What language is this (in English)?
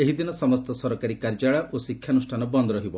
Odia